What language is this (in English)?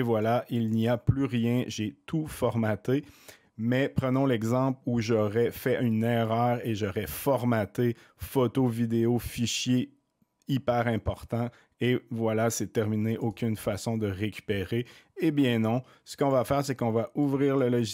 French